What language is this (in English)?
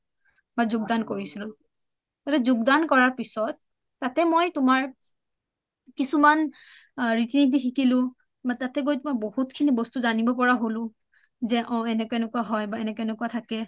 Assamese